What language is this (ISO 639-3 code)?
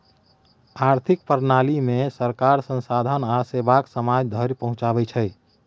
mai